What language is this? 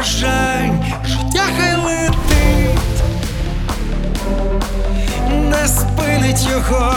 Ukrainian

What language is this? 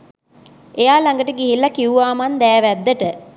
Sinhala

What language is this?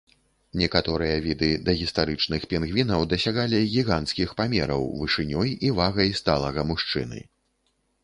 Belarusian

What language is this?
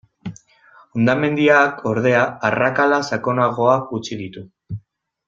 Basque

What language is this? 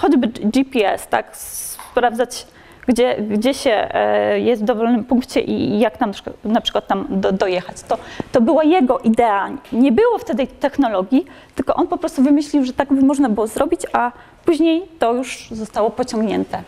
Polish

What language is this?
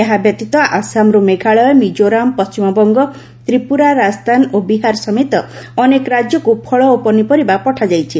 Odia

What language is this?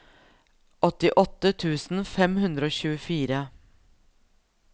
Norwegian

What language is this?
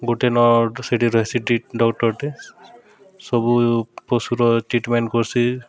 Odia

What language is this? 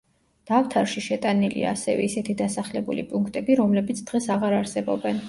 Georgian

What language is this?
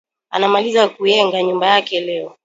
Swahili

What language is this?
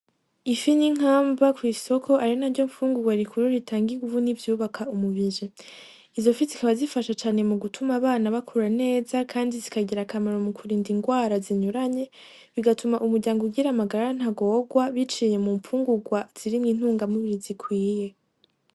Rundi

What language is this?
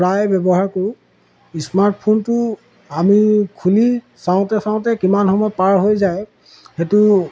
Assamese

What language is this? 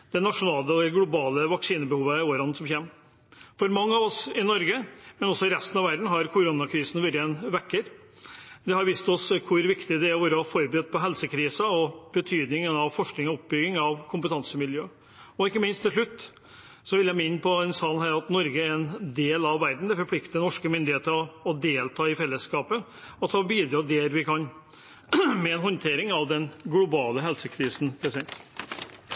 Norwegian Bokmål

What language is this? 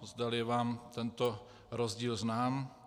Czech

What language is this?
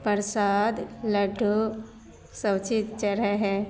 Maithili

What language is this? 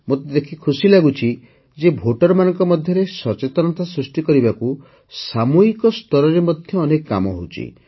Odia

